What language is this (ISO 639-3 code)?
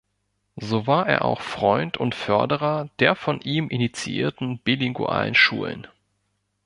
deu